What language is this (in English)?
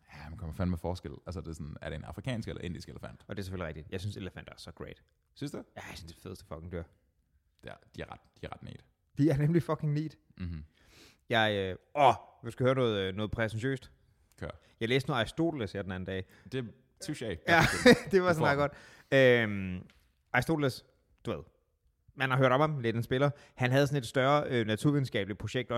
Danish